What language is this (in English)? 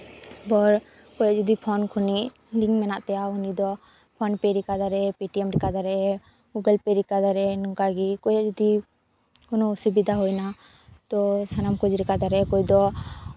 Santali